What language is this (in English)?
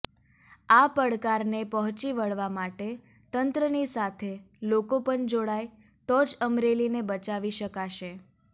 Gujarati